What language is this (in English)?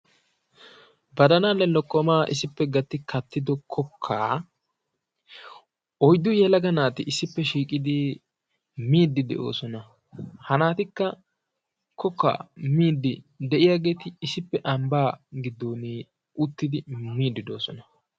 Wolaytta